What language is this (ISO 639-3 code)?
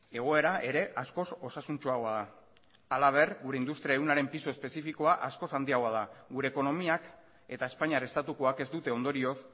eus